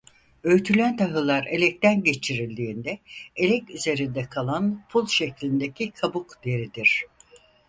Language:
Turkish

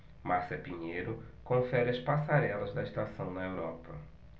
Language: Portuguese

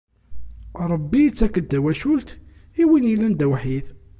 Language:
Kabyle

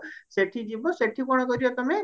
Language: Odia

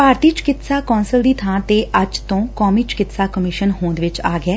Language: Punjabi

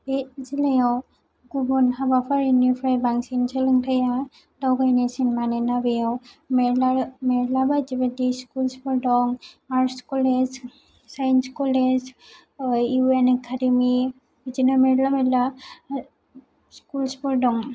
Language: Bodo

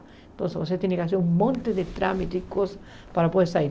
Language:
Portuguese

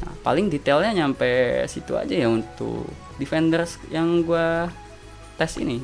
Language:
Indonesian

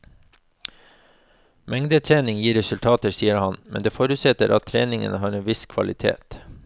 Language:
Norwegian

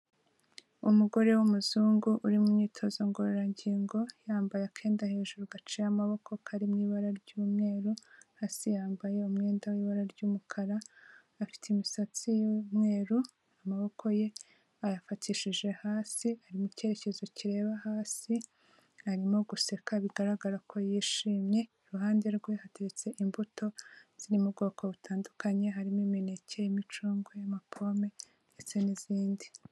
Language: Kinyarwanda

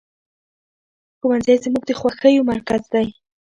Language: Pashto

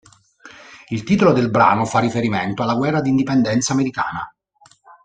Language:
Italian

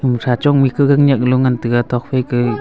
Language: Wancho Naga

